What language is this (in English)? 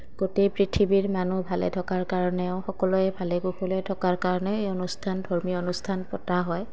Assamese